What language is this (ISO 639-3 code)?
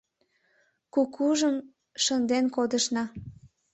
chm